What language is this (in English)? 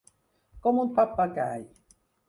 Catalan